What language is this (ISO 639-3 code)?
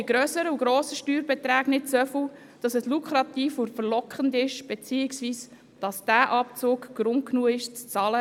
gsw